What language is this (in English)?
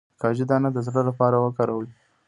Pashto